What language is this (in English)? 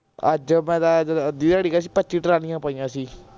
Punjabi